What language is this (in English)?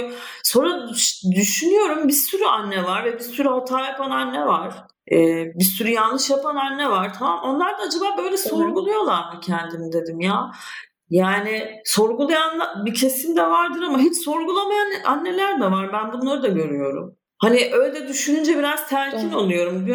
Turkish